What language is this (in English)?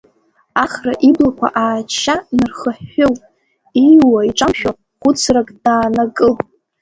Abkhazian